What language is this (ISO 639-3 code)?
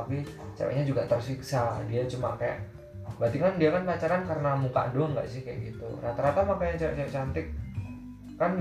ind